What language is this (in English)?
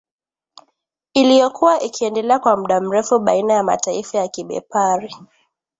Swahili